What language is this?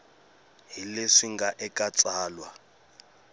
Tsonga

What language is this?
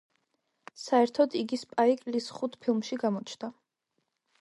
Georgian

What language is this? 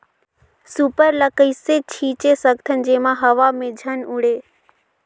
Chhattisgarhi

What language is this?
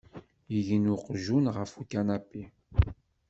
Kabyle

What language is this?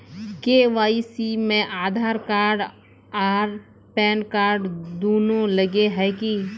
Magahi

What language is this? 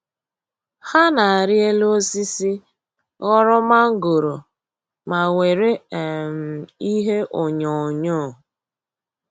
Igbo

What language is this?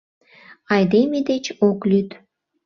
Mari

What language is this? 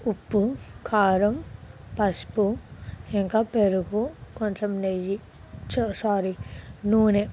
Telugu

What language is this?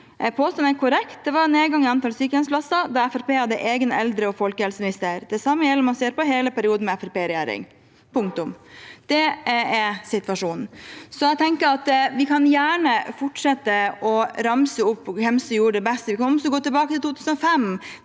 Norwegian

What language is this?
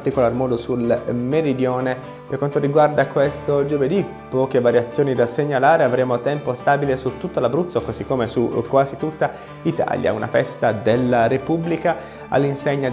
Italian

